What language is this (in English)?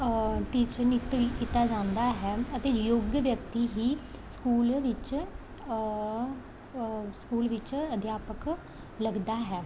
Punjabi